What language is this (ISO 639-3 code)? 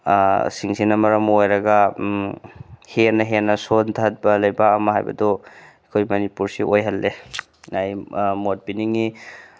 mni